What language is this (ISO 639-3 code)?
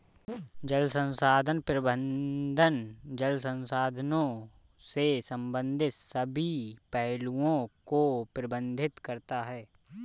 hin